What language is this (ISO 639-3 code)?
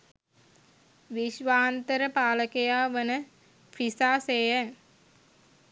sin